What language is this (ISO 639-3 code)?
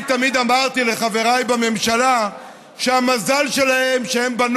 heb